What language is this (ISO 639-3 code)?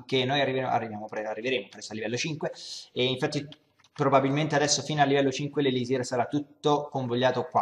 ita